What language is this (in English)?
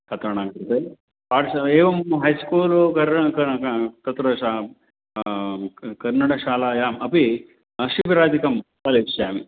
Sanskrit